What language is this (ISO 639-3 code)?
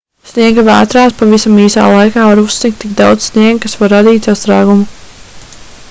lav